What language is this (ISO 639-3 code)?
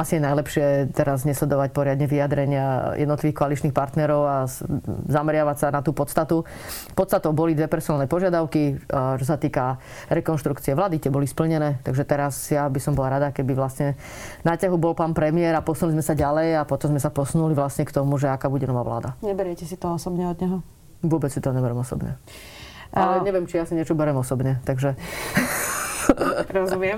slk